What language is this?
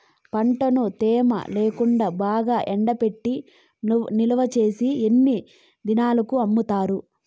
Telugu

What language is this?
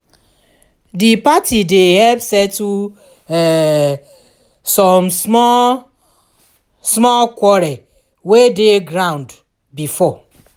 Nigerian Pidgin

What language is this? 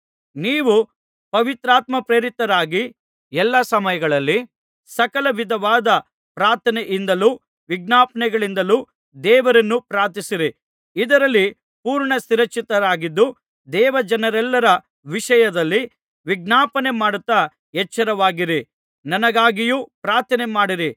Kannada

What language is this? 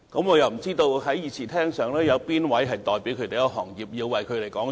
Cantonese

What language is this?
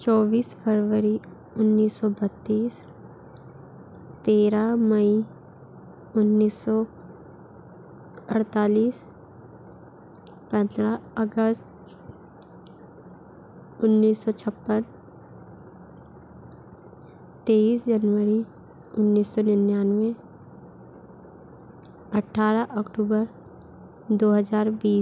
Hindi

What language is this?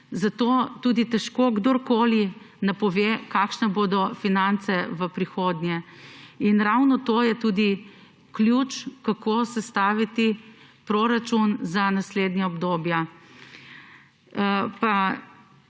Slovenian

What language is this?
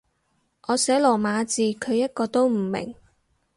Cantonese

